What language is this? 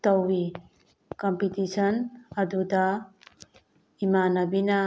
Manipuri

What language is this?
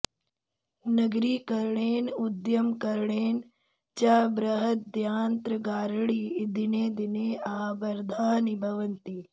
Sanskrit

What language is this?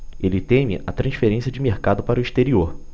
Portuguese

